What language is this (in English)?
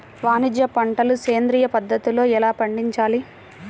Telugu